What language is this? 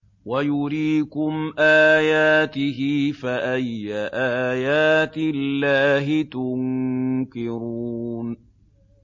Arabic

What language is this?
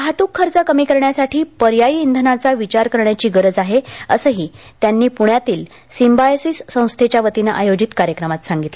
Marathi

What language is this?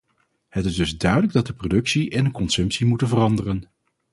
Dutch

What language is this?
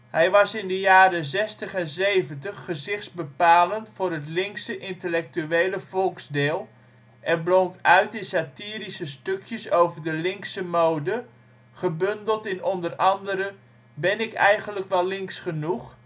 Dutch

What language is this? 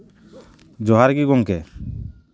Santali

